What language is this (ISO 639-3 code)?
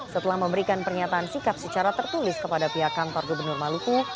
ind